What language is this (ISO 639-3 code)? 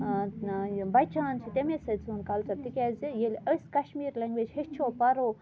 kas